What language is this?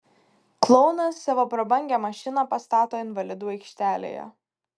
Lithuanian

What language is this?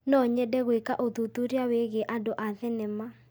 Kikuyu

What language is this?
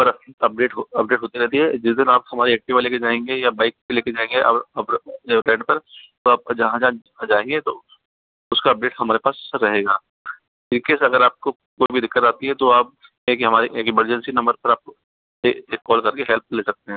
Hindi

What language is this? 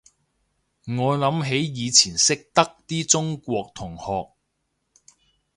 Cantonese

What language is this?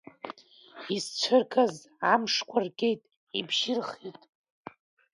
Abkhazian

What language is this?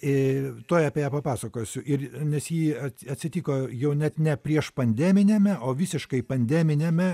Lithuanian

